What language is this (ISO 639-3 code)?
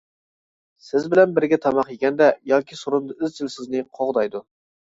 uig